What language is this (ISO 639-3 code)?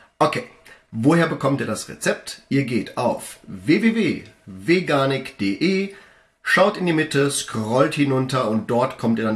deu